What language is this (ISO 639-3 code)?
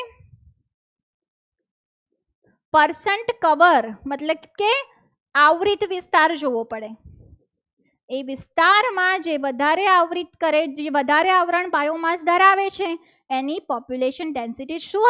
guj